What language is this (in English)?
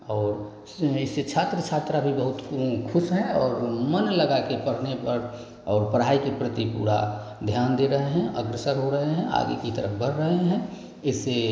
Hindi